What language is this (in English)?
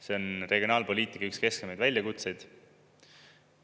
Estonian